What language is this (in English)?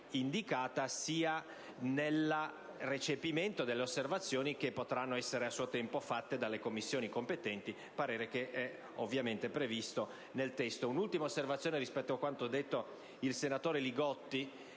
Italian